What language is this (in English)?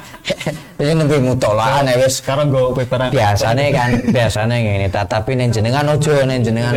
Indonesian